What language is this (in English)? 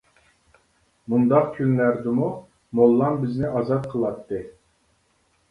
Uyghur